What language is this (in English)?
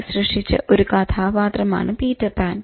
Malayalam